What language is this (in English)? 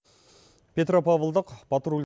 Kazakh